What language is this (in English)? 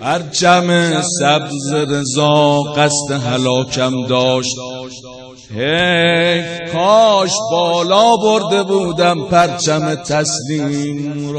Persian